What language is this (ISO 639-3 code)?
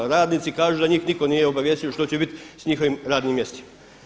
hrv